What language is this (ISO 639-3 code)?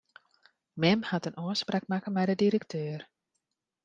fry